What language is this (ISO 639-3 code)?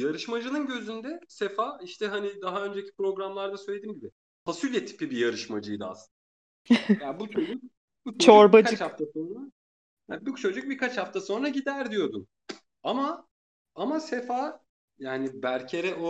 tur